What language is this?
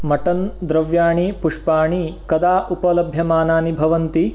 Sanskrit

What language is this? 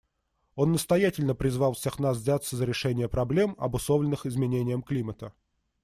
Russian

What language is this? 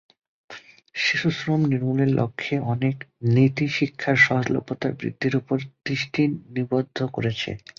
Bangla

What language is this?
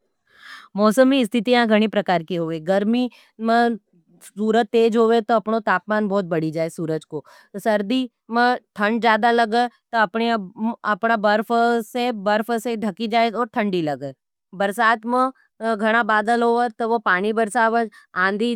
Nimadi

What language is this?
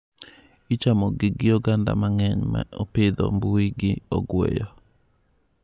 Luo (Kenya and Tanzania)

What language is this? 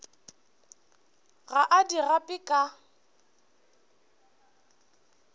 Northern Sotho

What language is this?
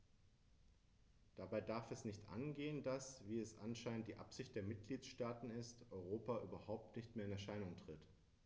German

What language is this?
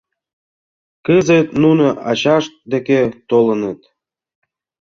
Mari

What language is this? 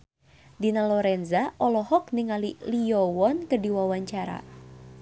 Sundanese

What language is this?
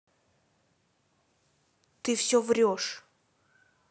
Russian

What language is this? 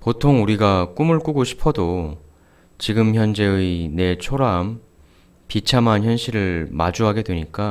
Korean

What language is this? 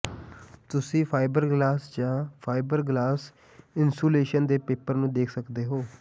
Punjabi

